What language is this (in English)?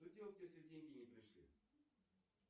Russian